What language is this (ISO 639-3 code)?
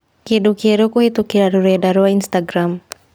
kik